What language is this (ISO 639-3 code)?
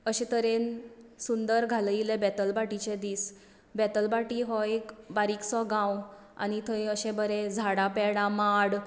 kok